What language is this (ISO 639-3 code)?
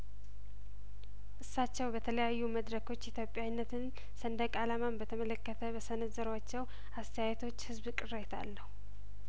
amh